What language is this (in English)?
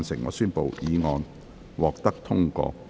Cantonese